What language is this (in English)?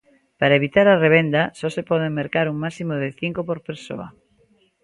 Galician